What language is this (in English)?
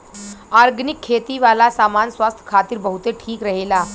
Bhojpuri